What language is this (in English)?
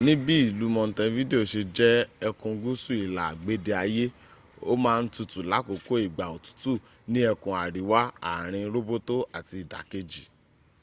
Yoruba